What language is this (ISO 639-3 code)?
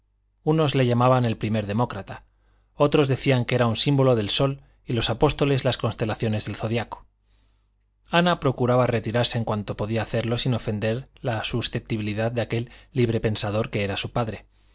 spa